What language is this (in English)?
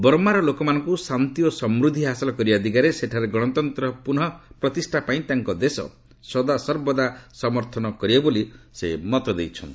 Odia